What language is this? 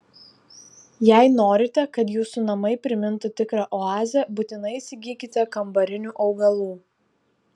Lithuanian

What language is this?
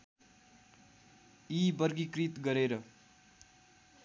Nepali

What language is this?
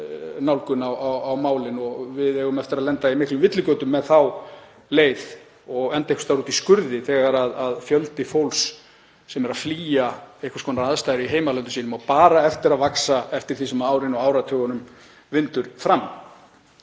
Icelandic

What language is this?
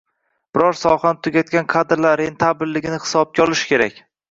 Uzbek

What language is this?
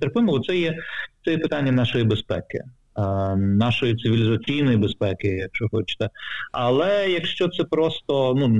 Ukrainian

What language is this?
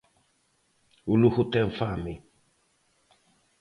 Galician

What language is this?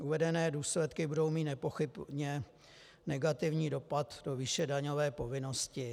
Czech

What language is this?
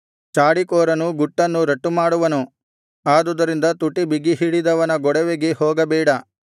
Kannada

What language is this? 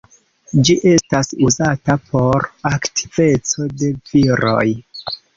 Esperanto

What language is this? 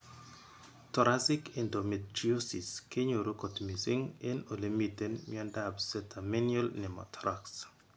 Kalenjin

